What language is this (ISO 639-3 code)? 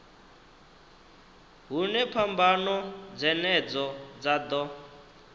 ven